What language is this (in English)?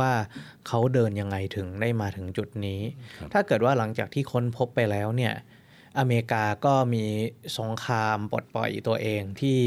Thai